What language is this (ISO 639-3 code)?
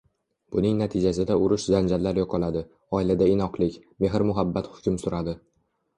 uzb